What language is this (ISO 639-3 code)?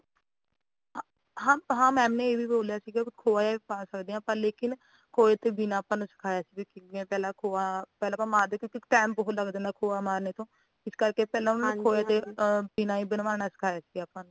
pan